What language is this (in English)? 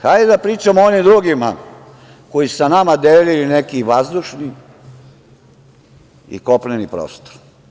Serbian